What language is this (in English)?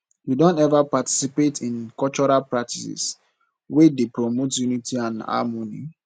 Nigerian Pidgin